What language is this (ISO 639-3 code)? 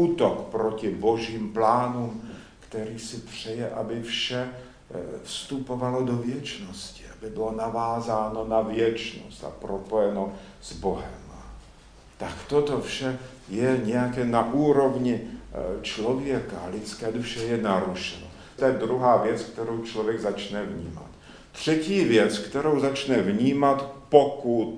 ces